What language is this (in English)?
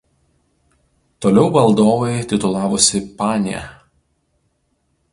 Lithuanian